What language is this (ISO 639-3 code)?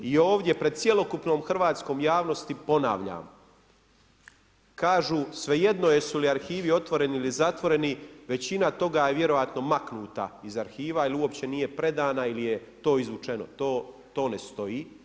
hrv